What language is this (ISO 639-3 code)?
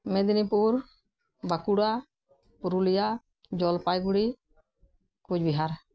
sat